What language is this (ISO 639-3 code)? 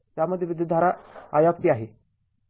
mar